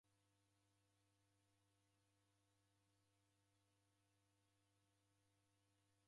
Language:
Taita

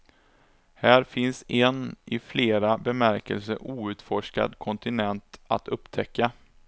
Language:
Swedish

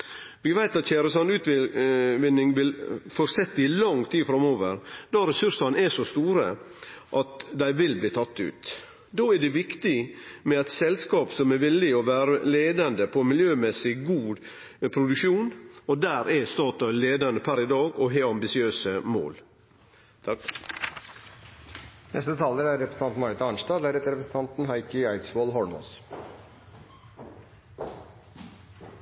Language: Norwegian Nynorsk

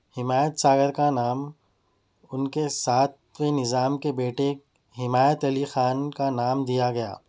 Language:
Urdu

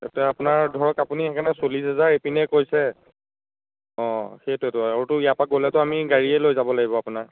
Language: Assamese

